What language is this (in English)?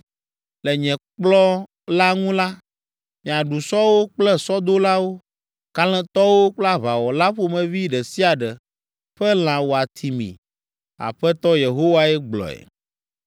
Ewe